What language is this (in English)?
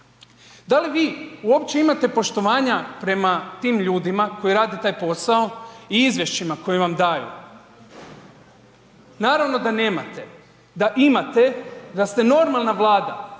Croatian